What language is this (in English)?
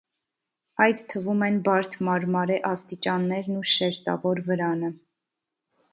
Armenian